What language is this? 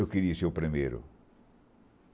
Portuguese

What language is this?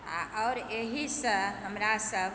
Maithili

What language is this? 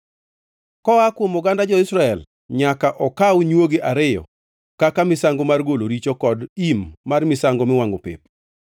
Luo (Kenya and Tanzania)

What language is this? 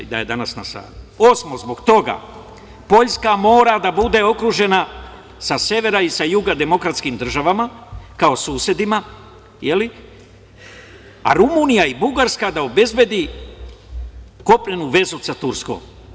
Serbian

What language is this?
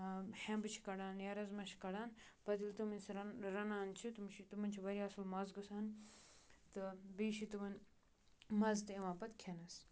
Kashmiri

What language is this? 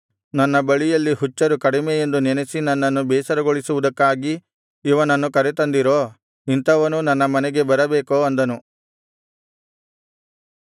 Kannada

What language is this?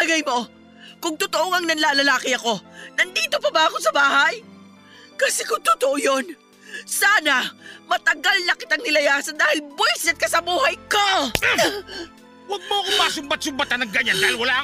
Filipino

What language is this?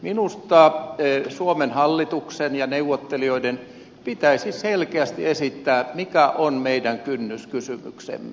Finnish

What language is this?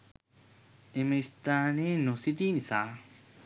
Sinhala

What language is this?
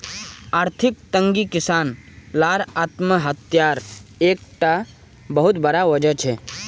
Magahi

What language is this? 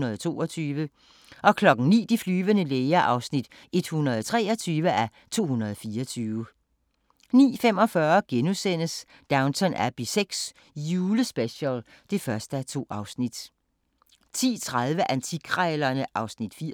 Danish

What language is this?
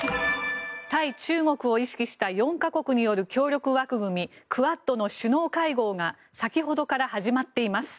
Japanese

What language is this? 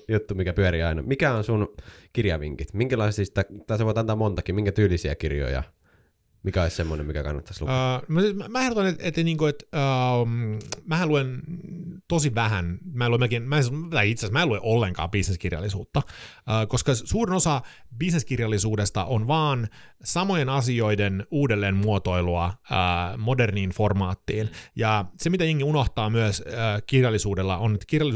Finnish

